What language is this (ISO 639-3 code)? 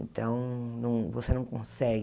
por